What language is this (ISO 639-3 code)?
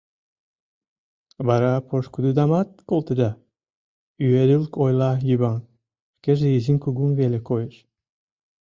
chm